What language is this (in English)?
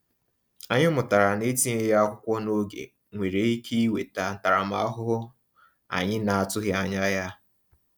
Igbo